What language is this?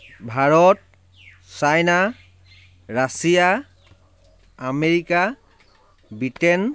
Assamese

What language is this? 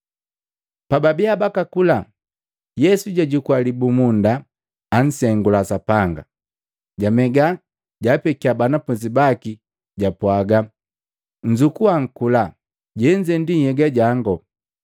Matengo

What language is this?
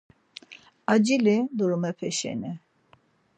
Laz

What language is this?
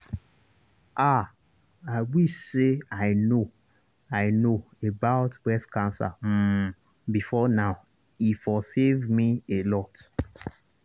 Nigerian Pidgin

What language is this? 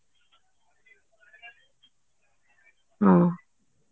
Odia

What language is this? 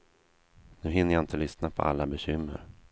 Swedish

